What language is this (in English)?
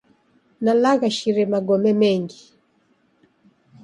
Taita